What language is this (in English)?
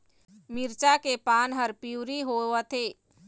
Chhattisgarhi